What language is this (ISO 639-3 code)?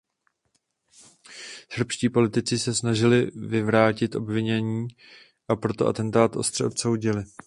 ces